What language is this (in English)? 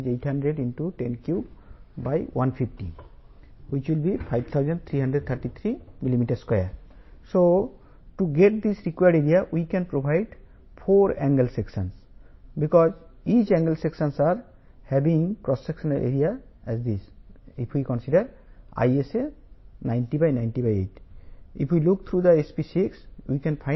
Telugu